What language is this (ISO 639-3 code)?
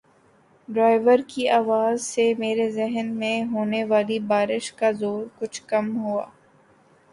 urd